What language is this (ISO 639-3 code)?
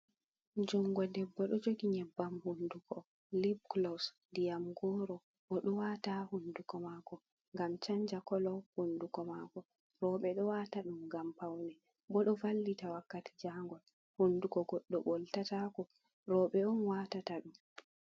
ful